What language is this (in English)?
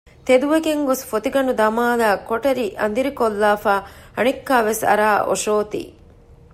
Divehi